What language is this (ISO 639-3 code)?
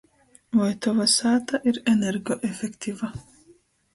ltg